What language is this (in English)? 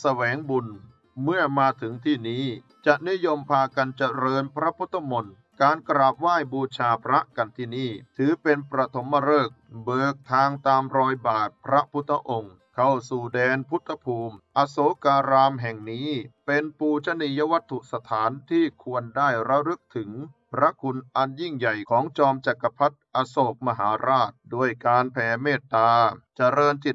Thai